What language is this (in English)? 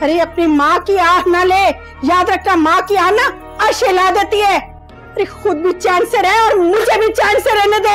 Hindi